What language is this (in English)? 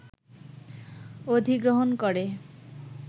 Bangla